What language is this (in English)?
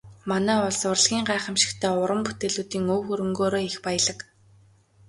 Mongolian